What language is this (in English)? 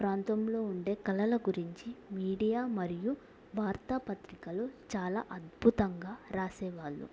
Telugu